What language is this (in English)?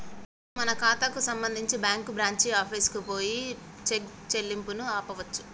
Telugu